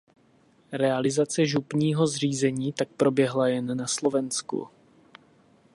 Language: Czech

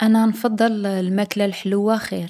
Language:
Algerian Arabic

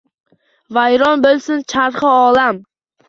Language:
Uzbek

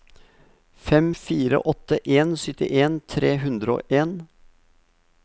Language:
Norwegian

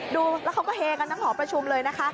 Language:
Thai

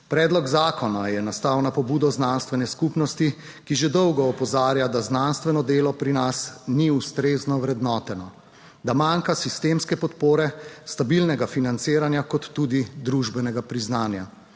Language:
Slovenian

